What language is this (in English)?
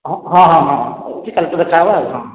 Odia